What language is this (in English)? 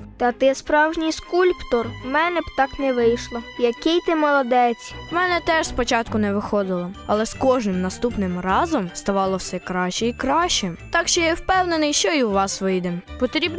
Ukrainian